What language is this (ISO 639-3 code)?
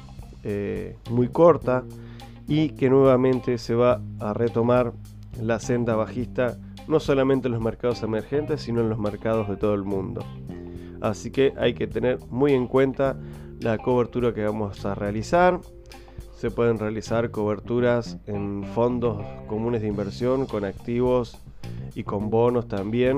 spa